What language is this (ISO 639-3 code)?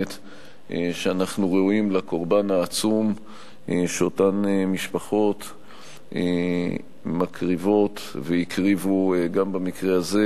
heb